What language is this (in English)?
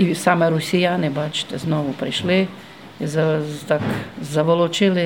Ukrainian